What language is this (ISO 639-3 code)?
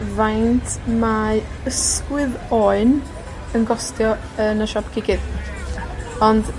cym